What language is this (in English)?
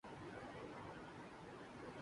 Urdu